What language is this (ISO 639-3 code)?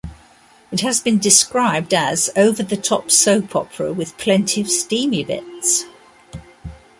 eng